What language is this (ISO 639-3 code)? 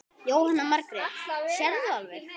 isl